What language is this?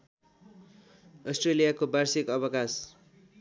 Nepali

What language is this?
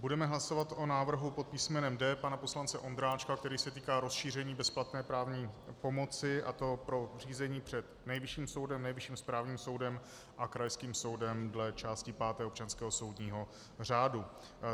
Czech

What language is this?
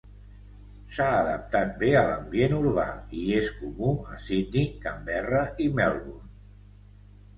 Catalan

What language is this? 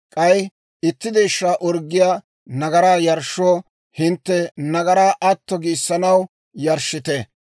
Dawro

